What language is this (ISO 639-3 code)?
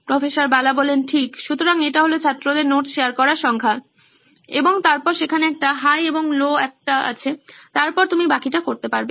ben